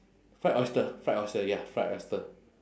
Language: English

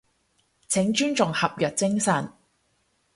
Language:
Cantonese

